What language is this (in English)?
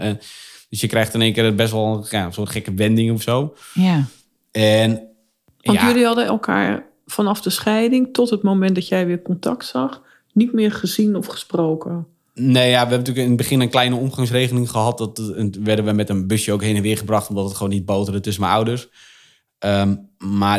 Dutch